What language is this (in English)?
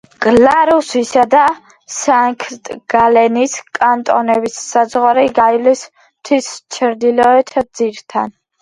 Georgian